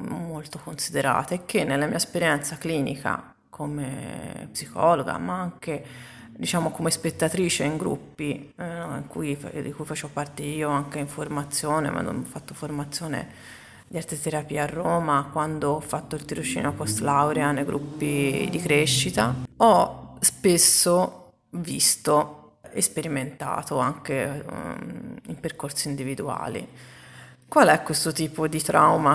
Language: Italian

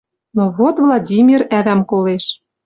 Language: Western Mari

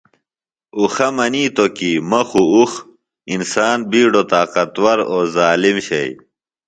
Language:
Phalura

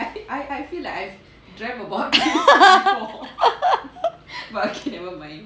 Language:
English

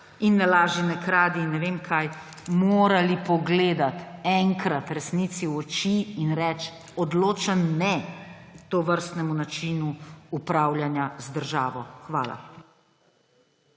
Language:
Slovenian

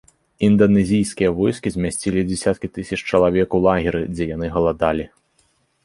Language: Belarusian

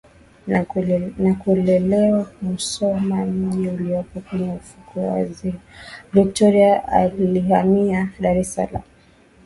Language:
Swahili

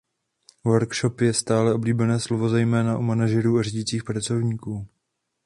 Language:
Czech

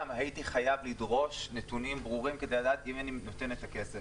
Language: Hebrew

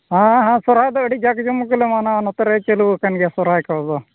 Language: Santali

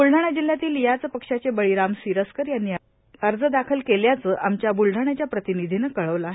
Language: Marathi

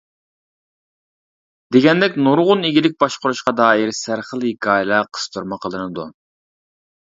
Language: Uyghur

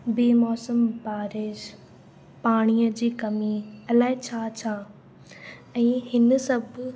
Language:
Sindhi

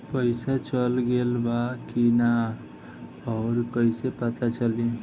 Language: Bhojpuri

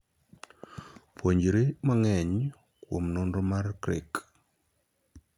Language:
Luo (Kenya and Tanzania)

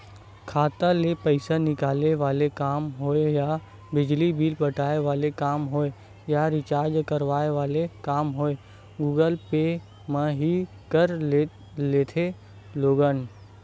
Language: Chhattisgarhi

